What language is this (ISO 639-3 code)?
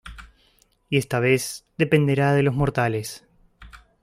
spa